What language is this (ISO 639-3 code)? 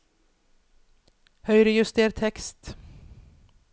nor